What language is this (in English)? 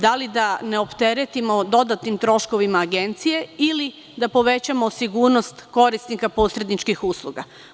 Serbian